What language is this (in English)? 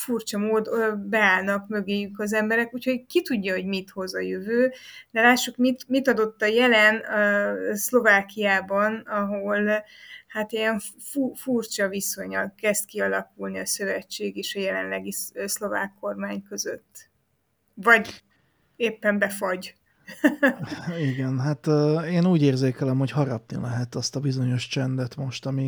Hungarian